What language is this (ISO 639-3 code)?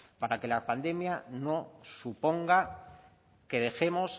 spa